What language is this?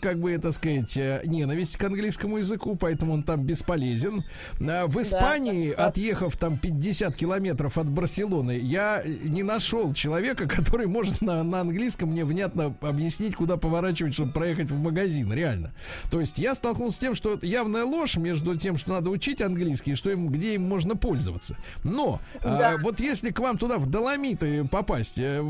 Russian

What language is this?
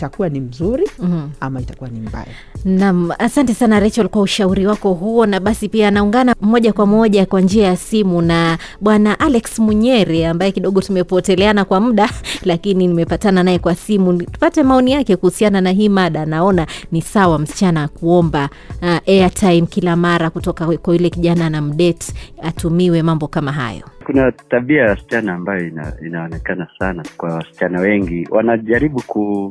Swahili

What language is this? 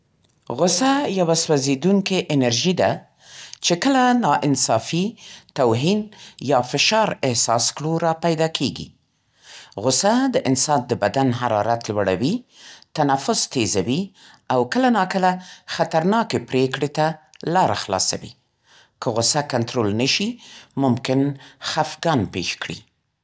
Central Pashto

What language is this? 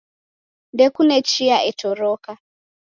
Taita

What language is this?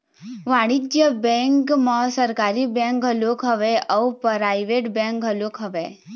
Chhattisgarhi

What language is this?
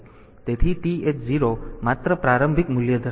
Gujarati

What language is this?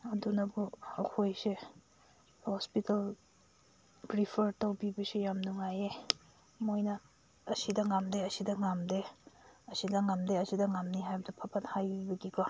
Manipuri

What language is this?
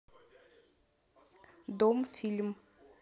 Russian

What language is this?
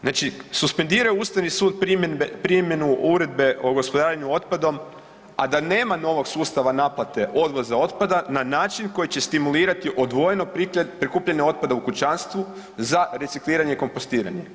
Croatian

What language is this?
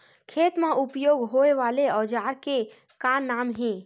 Chhattisgarhi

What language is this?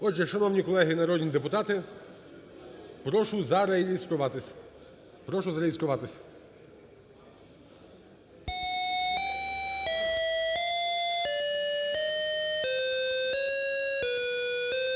Ukrainian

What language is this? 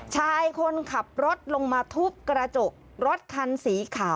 Thai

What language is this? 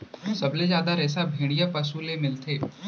Chhattisgarhi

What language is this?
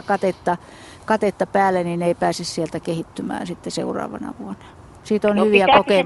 Finnish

